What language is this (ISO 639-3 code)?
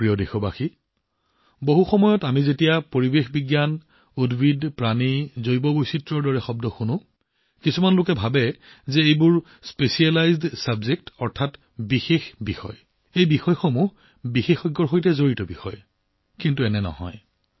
asm